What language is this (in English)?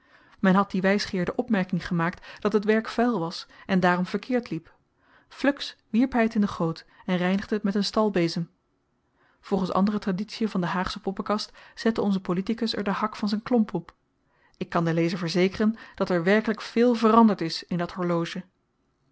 Dutch